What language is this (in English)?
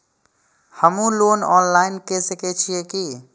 Maithili